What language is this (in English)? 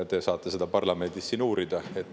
Estonian